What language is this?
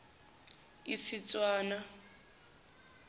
Zulu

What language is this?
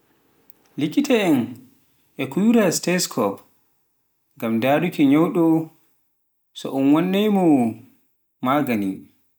Pular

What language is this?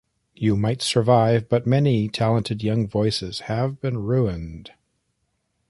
English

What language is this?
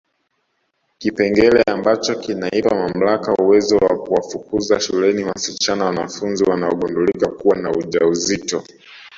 Swahili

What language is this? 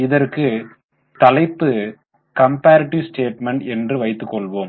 Tamil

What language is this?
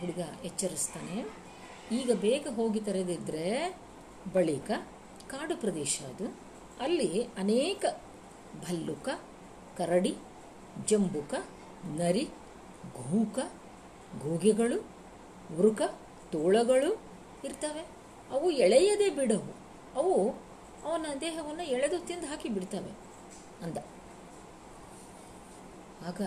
Kannada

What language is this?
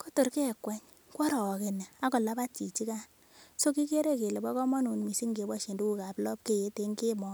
Kalenjin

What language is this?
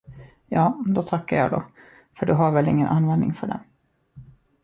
Swedish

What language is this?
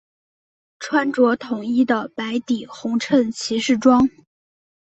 Chinese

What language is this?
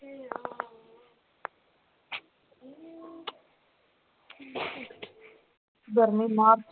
Punjabi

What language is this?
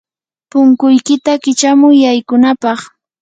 Yanahuanca Pasco Quechua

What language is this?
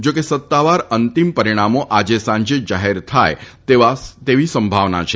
Gujarati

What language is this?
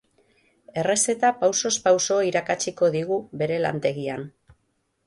Basque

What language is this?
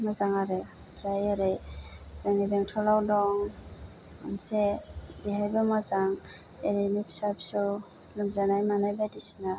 Bodo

